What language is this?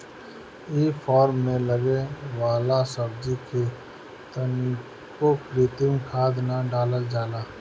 Bhojpuri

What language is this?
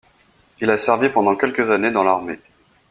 French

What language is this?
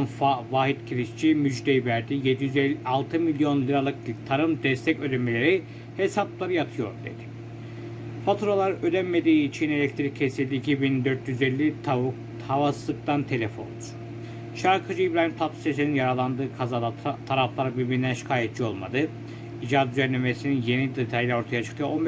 Turkish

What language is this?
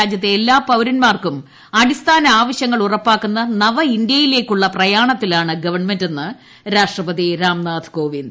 Malayalam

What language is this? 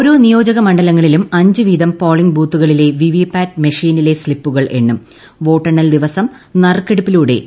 Malayalam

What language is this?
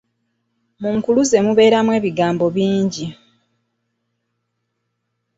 Ganda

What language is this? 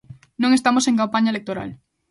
Galician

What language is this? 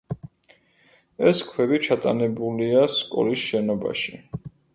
Georgian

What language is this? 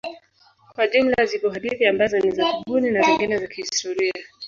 Swahili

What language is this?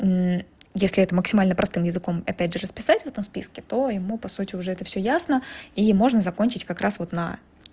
Russian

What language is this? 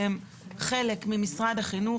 Hebrew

